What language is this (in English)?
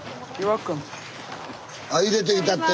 Japanese